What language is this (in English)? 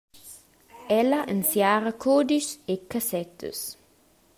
Romansh